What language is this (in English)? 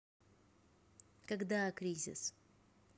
Russian